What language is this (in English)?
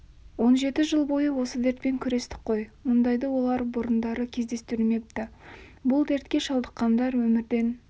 Kazakh